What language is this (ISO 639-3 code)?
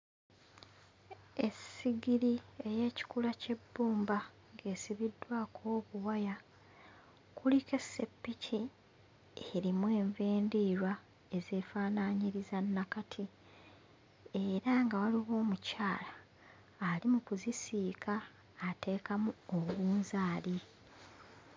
lug